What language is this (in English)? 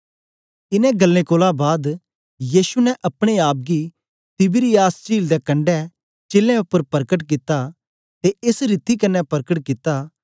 Dogri